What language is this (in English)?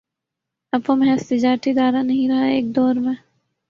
Urdu